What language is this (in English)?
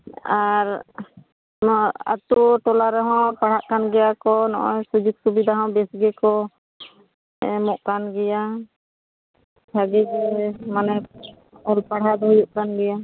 Santali